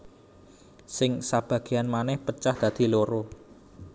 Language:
Javanese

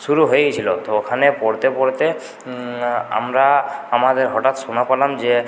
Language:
Bangla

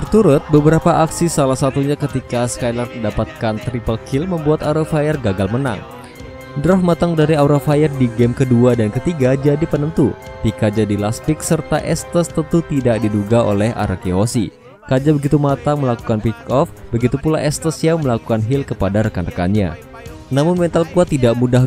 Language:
Indonesian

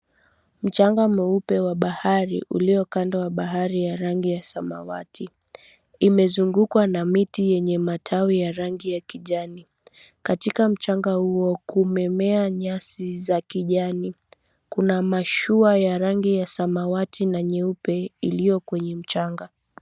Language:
Swahili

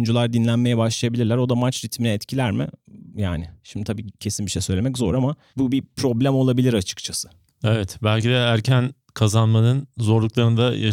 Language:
Turkish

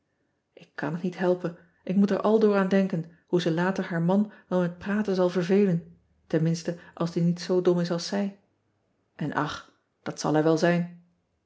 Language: Dutch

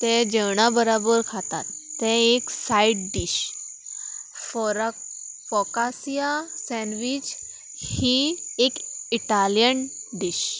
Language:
Konkani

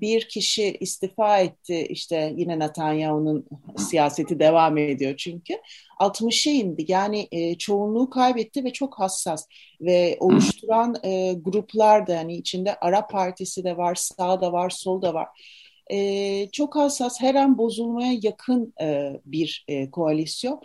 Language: Turkish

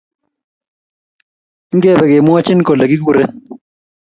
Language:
Kalenjin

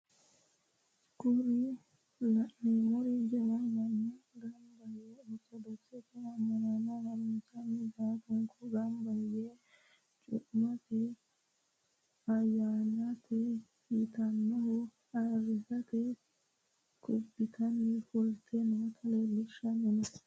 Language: Sidamo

